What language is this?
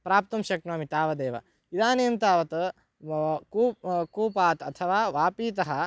Sanskrit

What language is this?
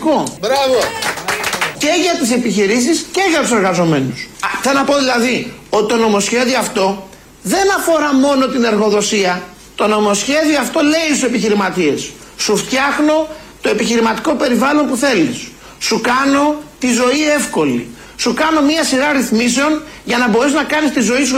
Greek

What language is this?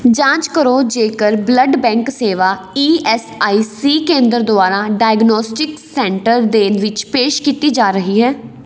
Punjabi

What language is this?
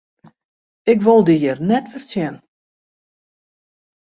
Western Frisian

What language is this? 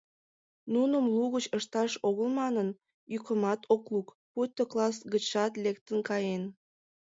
Mari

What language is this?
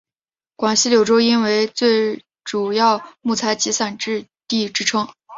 Chinese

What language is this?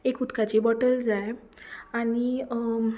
Konkani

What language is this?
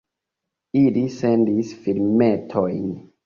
Esperanto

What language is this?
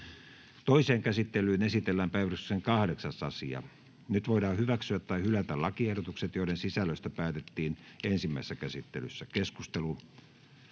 Finnish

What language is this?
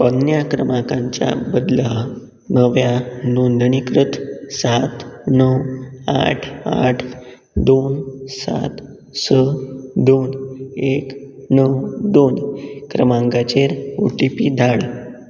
Konkani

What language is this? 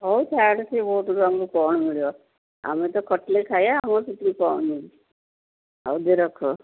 Odia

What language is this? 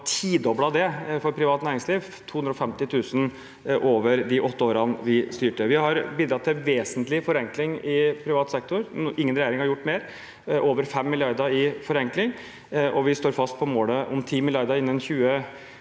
Norwegian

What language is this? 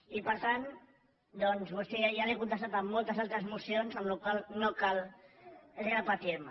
Catalan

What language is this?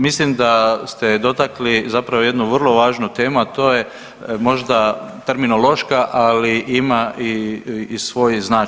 Croatian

